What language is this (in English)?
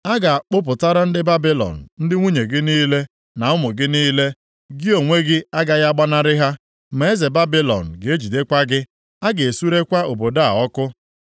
Igbo